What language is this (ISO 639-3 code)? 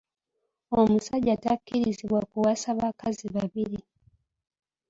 lug